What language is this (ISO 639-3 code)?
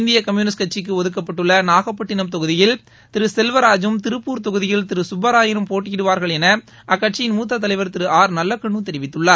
tam